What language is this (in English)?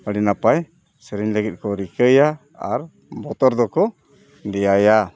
Santali